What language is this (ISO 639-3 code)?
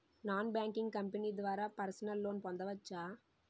tel